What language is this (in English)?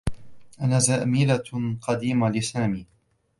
Arabic